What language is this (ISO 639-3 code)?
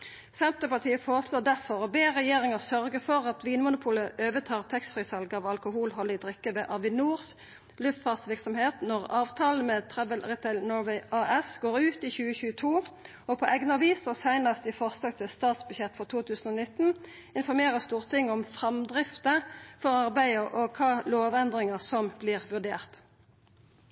nno